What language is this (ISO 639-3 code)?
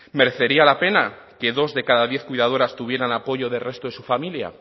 spa